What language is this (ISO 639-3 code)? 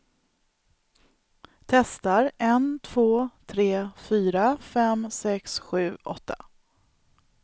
swe